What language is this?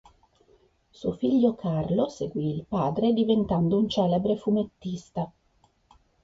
Italian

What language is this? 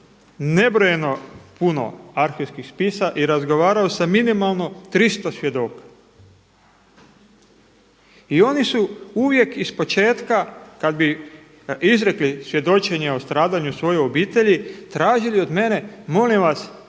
Croatian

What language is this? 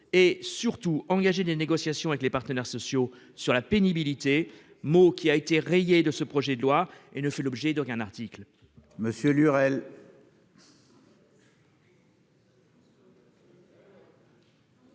French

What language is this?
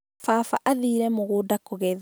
Kikuyu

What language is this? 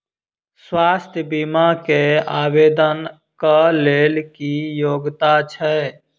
Maithili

